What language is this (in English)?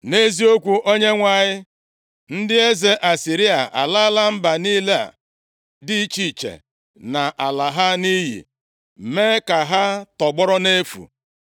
Igbo